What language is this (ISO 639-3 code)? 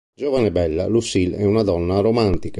ita